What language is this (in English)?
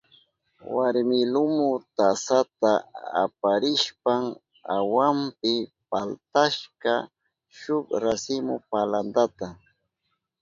Southern Pastaza Quechua